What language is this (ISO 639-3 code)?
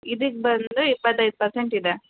kan